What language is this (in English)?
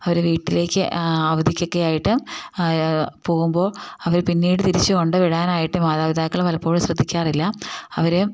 Malayalam